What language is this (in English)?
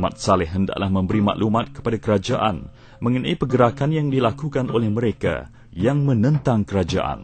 Malay